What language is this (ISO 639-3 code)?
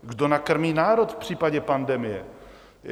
ces